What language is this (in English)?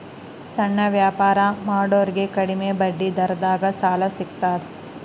Kannada